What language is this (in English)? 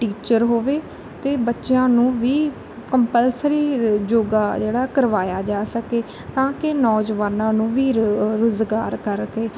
Punjabi